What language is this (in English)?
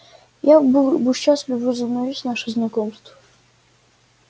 Russian